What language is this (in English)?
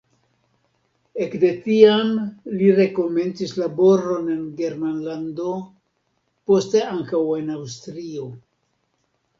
Esperanto